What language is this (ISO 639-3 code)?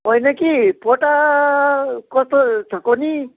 nep